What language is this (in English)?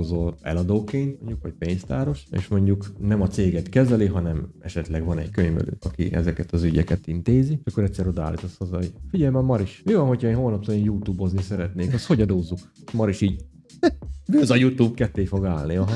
Hungarian